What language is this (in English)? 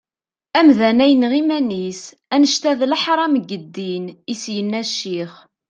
Kabyle